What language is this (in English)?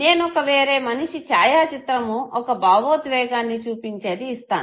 Telugu